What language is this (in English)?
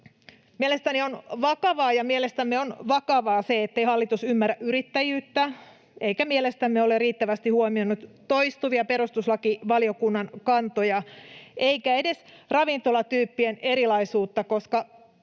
Finnish